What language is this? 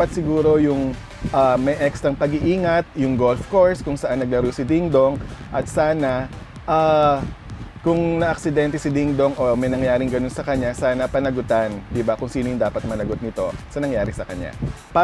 Filipino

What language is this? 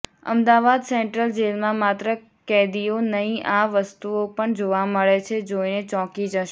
Gujarati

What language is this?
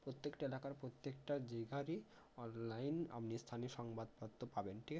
Bangla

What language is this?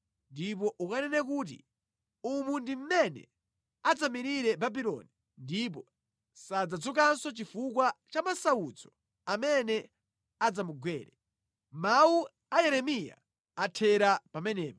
Nyanja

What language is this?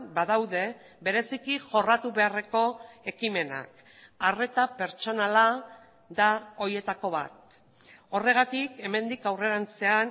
Basque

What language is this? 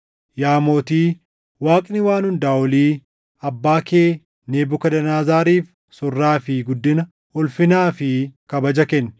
Oromo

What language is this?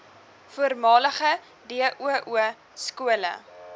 Afrikaans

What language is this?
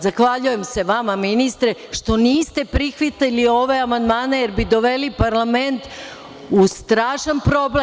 Serbian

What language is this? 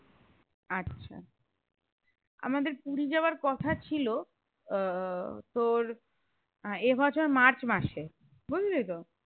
Bangla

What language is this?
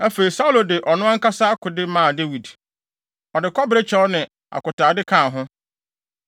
Akan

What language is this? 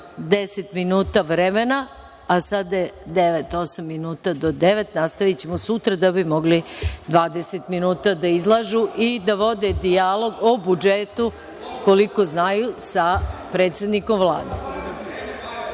Serbian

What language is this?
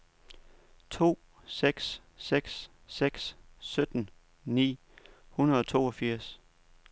Danish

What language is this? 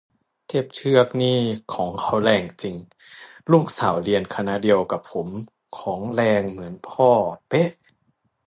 Thai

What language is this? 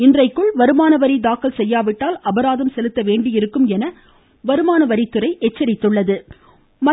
Tamil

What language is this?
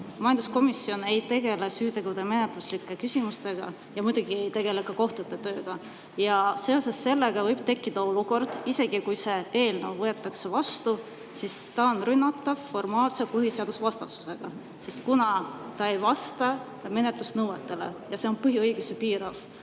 Estonian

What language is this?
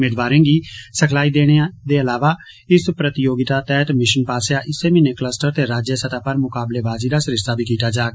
Dogri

